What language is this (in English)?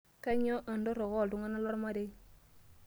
Masai